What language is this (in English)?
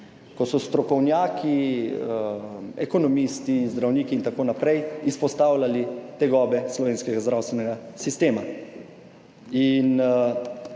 Slovenian